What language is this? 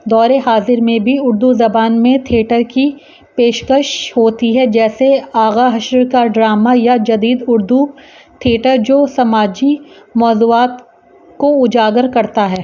Urdu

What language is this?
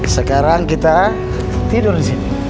Indonesian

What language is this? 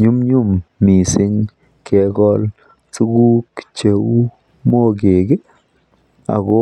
Kalenjin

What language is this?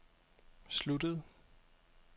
Danish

